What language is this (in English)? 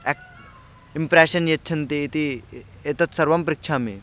Sanskrit